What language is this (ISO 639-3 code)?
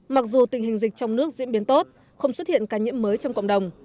vie